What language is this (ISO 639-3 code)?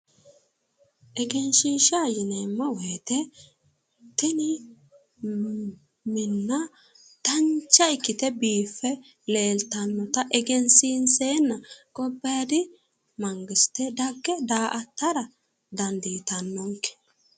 sid